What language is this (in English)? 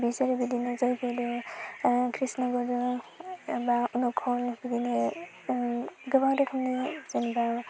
Bodo